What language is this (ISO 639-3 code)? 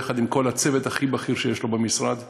heb